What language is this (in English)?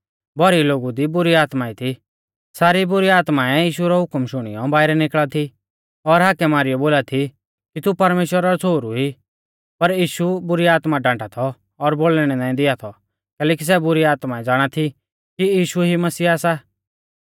Mahasu Pahari